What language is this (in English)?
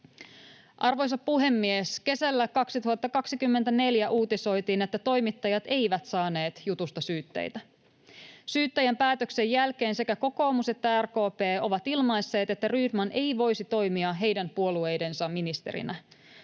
Finnish